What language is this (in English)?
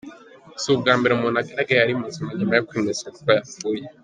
Kinyarwanda